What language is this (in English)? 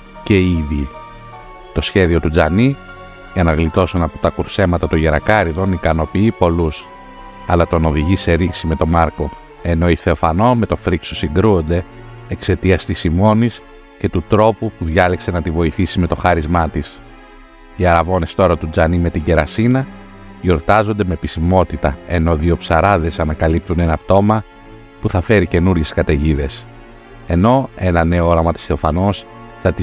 Greek